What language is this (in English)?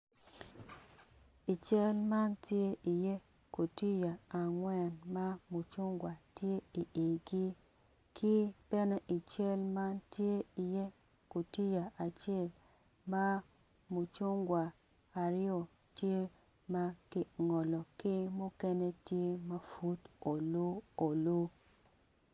Acoli